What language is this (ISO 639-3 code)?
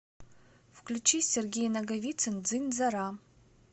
rus